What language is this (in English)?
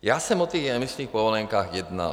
Czech